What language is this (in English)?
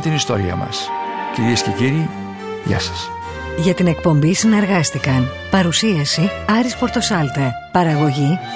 Greek